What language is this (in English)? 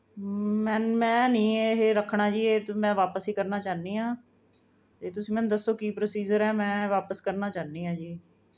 Punjabi